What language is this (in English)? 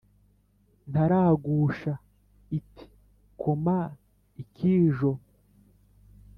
Kinyarwanda